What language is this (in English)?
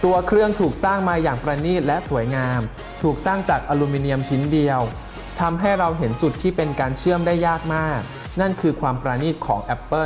Thai